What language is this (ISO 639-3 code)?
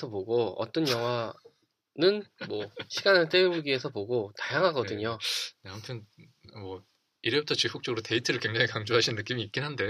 kor